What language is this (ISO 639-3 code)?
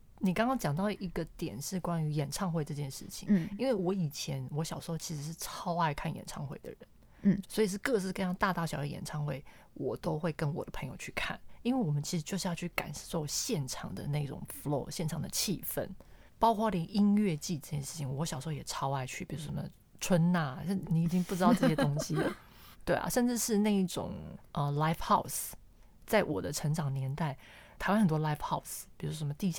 zho